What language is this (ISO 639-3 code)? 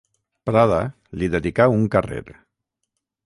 cat